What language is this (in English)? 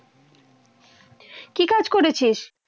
Bangla